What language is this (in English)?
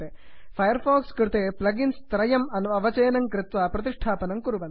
Sanskrit